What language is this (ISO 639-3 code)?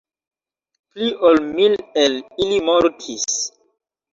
epo